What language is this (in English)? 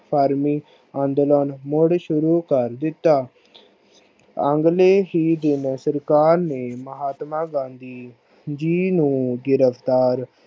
Punjabi